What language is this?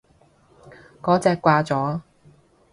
Cantonese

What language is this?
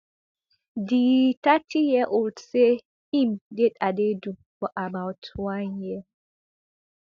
Nigerian Pidgin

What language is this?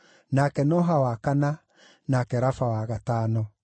Kikuyu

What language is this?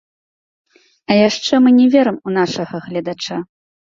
Belarusian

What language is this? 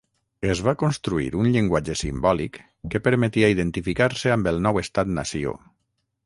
Catalan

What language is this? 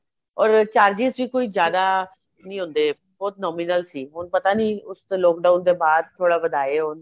Punjabi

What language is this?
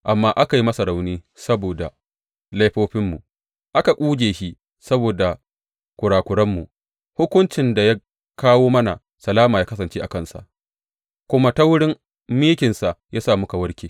Hausa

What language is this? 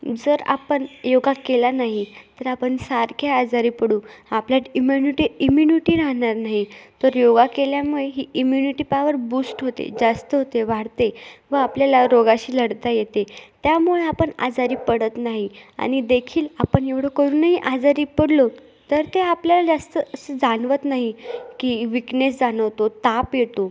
Marathi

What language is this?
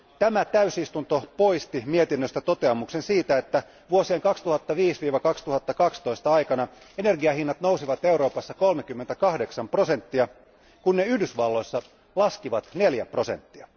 Finnish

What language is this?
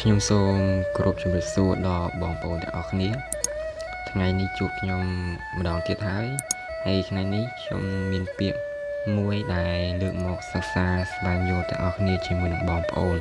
Thai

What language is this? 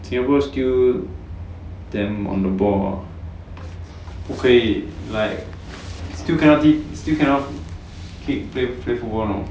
English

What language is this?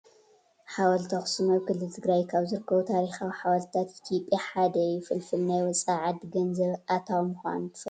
Tigrinya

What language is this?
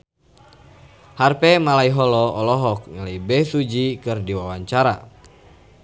Sundanese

